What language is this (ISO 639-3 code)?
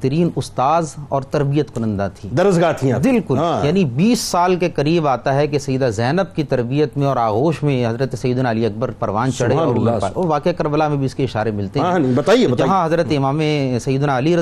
urd